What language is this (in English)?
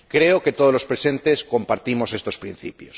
Spanish